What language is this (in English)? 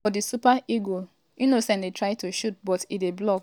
Nigerian Pidgin